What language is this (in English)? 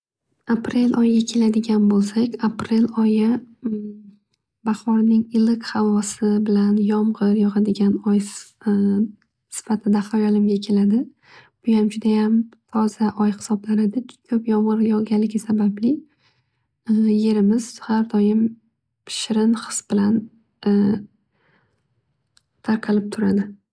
Uzbek